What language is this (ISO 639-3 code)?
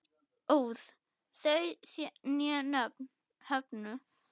isl